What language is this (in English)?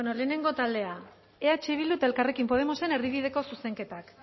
Basque